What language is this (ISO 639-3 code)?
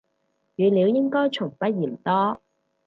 yue